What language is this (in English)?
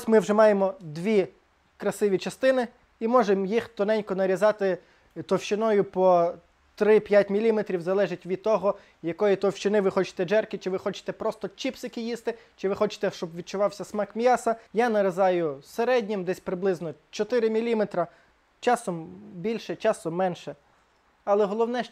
Ukrainian